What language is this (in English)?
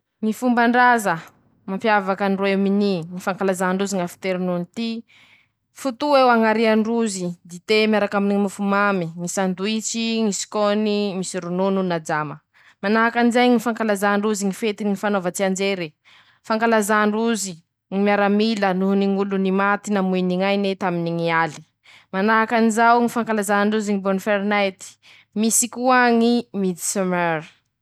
Masikoro Malagasy